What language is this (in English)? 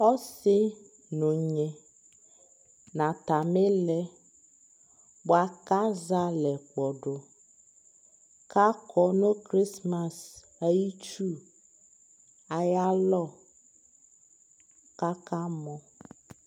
Ikposo